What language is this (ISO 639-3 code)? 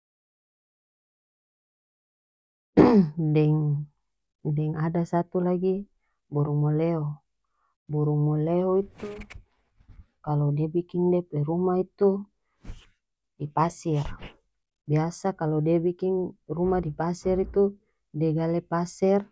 max